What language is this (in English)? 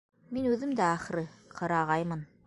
Bashkir